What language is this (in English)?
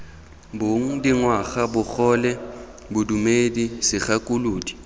Tswana